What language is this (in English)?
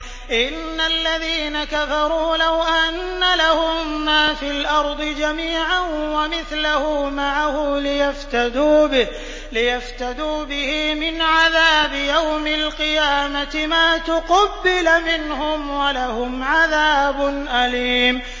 Arabic